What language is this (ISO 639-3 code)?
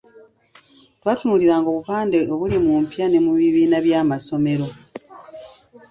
lug